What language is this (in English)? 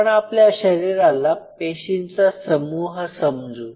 Marathi